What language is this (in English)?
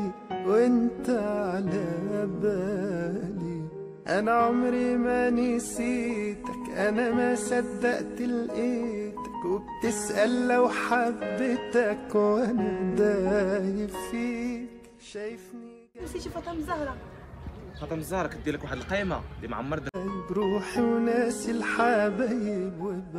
Arabic